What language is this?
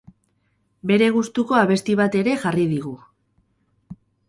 Basque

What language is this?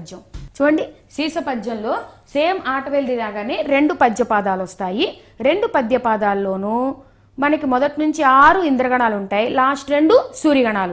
Telugu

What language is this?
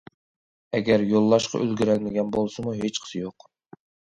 Uyghur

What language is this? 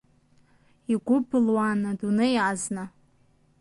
Abkhazian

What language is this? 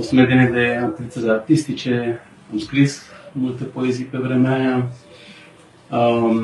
Romanian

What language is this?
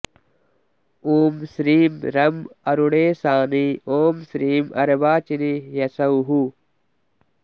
Sanskrit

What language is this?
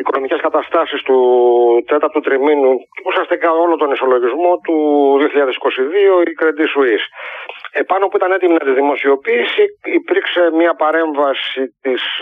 Greek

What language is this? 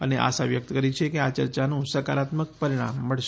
Gujarati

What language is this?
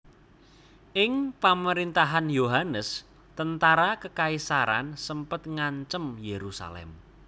Javanese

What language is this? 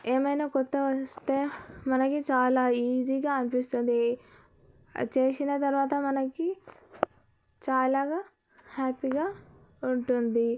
Telugu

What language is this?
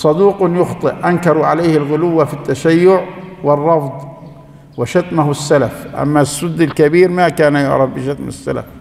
Arabic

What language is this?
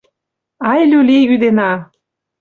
Mari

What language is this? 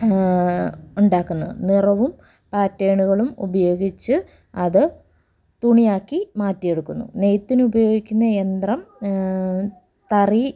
Malayalam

